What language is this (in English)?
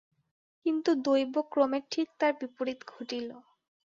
Bangla